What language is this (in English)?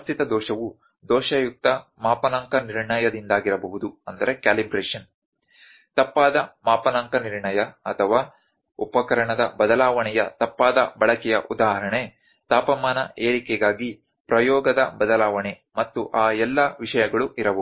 Kannada